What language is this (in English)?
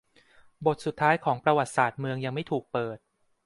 Thai